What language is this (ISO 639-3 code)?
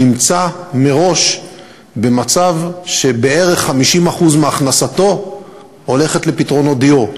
heb